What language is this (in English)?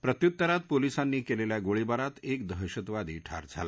Marathi